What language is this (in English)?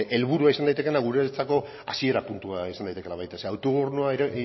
Basque